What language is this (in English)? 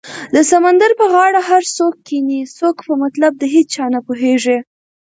Pashto